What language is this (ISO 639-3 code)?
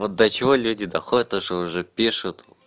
rus